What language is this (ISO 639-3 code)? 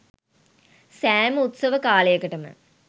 sin